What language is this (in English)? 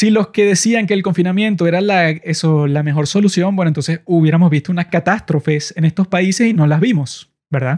Spanish